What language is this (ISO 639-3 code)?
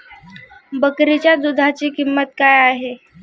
mar